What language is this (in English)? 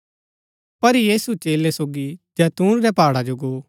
Gaddi